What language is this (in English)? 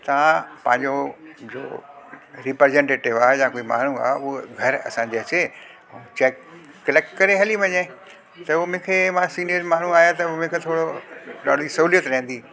Sindhi